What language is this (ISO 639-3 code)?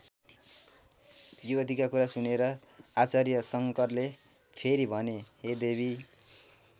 nep